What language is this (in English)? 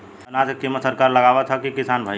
Bhojpuri